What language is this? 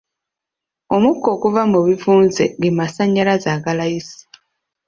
Ganda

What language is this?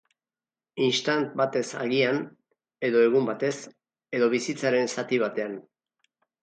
Basque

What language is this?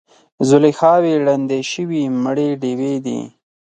Pashto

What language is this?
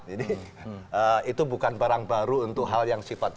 Indonesian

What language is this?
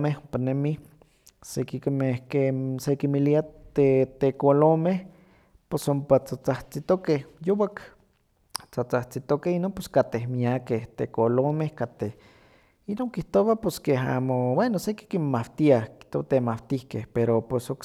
Huaxcaleca Nahuatl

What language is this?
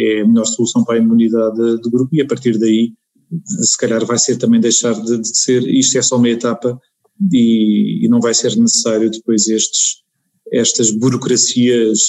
Portuguese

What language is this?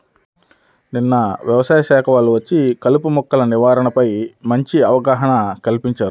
Telugu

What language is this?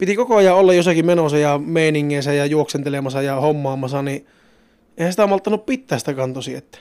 Finnish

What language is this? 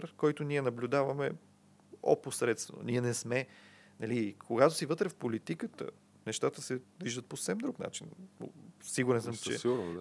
Bulgarian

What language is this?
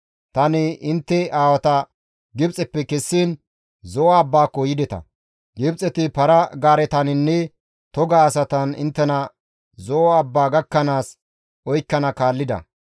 Gamo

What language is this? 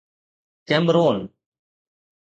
Sindhi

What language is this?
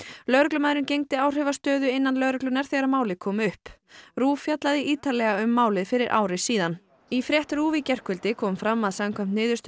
Icelandic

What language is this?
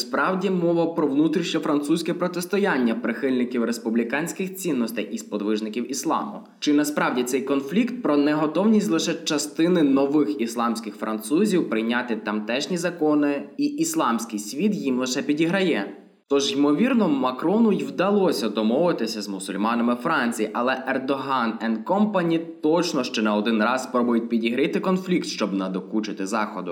Ukrainian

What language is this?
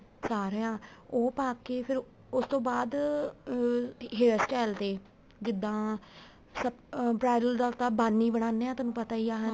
Punjabi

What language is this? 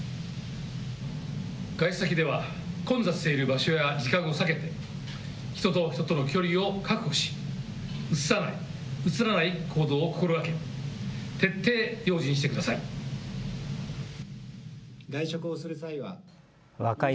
Japanese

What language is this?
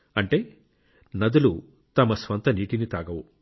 Telugu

